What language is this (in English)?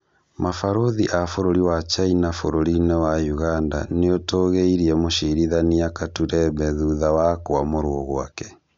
Kikuyu